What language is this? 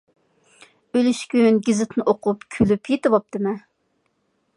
Uyghur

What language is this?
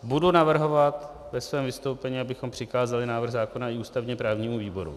Czech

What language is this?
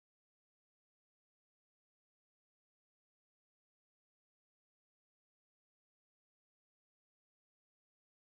Turkish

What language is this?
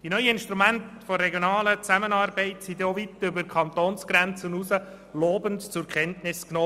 Swiss German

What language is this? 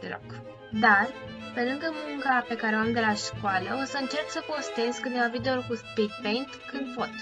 Romanian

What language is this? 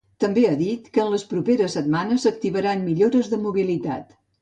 Catalan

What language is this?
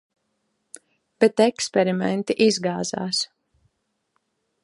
Latvian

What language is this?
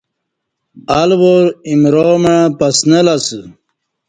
Kati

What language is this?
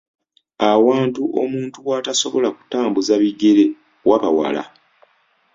Ganda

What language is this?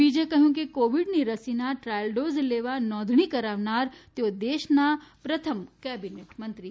Gujarati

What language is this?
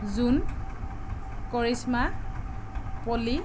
Assamese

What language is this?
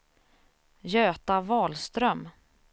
Swedish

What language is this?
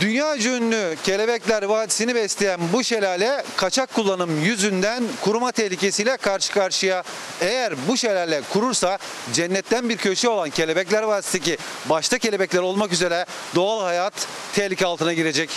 Turkish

